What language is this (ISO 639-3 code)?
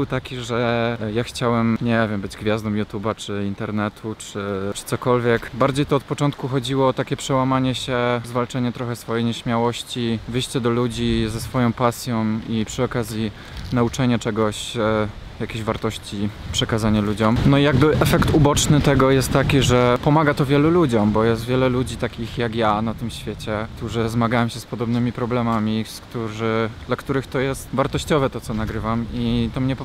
pol